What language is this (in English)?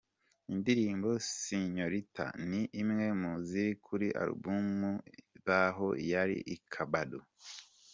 Kinyarwanda